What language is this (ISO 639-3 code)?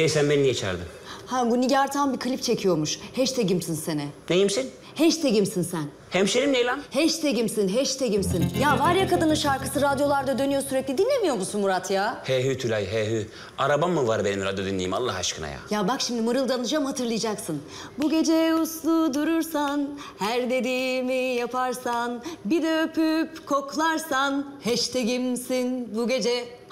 tur